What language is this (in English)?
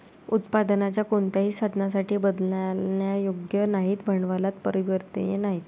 Marathi